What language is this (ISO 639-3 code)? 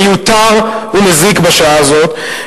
heb